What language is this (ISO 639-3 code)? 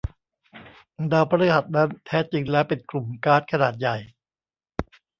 tha